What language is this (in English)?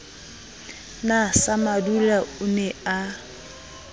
Southern Sotho